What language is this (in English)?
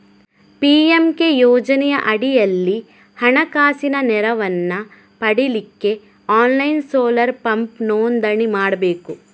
Kannada